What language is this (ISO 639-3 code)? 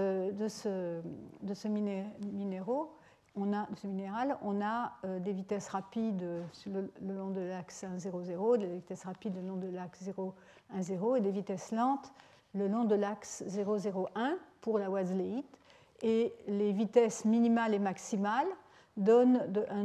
fra